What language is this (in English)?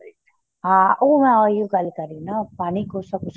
Punjabi